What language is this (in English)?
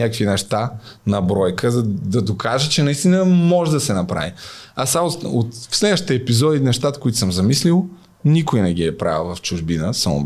Bulgarian